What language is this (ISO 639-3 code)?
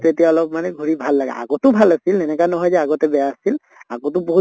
asm